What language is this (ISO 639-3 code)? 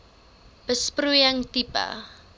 afr